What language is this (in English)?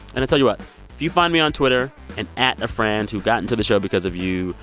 English